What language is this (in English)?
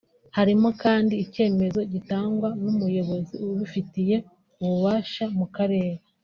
Kinyarwanda